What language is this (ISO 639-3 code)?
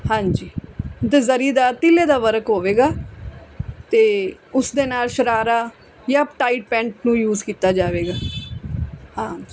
pan